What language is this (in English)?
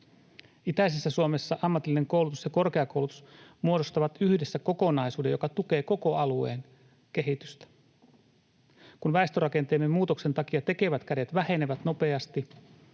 Finnish